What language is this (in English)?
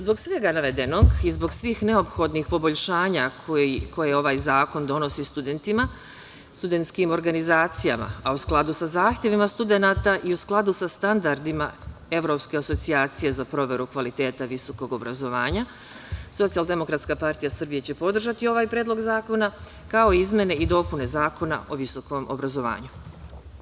Serbian